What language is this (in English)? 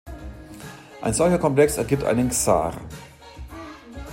German